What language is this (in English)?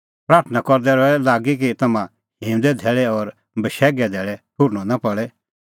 Kullu Pahari